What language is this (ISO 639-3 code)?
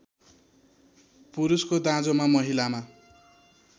nep